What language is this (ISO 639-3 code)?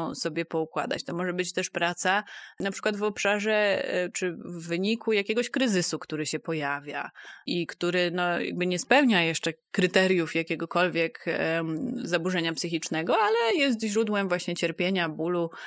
pol